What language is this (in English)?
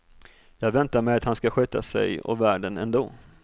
Swedish